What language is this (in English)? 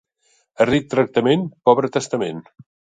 Catalan